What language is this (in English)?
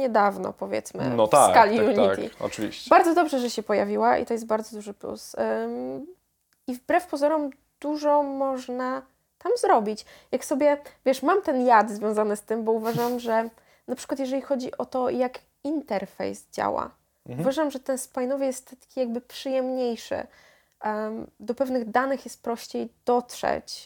Polish